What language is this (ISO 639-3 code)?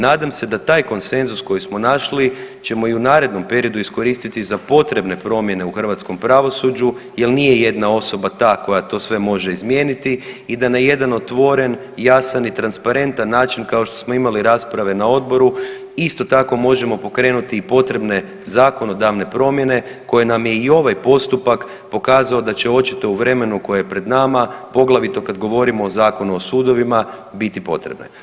hrv